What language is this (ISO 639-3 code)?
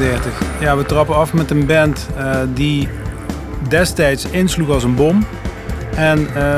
nld